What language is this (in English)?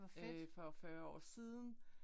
Danish